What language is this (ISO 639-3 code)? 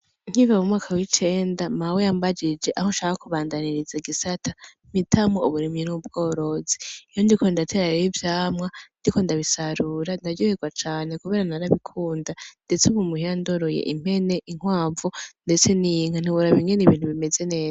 run